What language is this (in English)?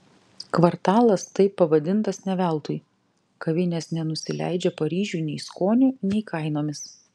Lithuanian